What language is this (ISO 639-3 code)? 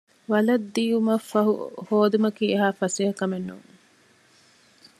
div